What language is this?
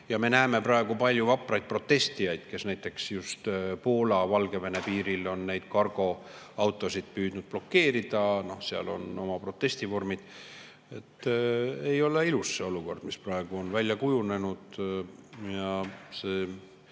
Estonian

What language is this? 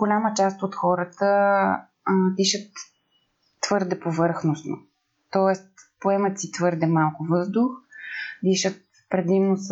Bulgarian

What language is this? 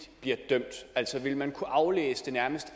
Danish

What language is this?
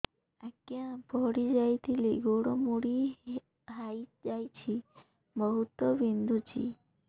Odia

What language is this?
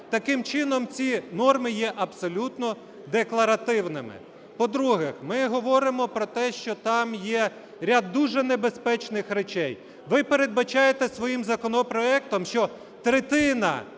Ukrainian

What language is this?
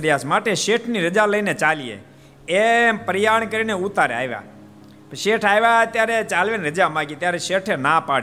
Gujarati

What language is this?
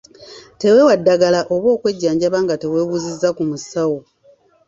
Ganda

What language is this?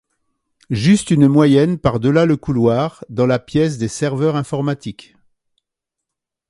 French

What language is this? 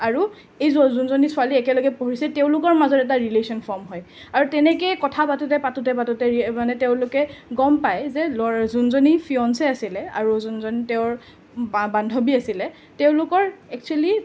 Assamese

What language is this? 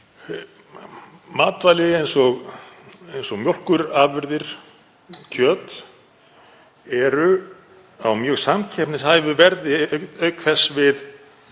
Icelandic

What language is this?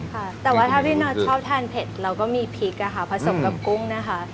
Thai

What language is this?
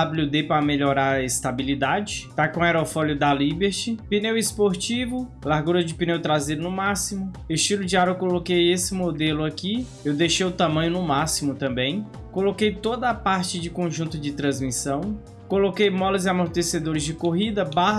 Portuguese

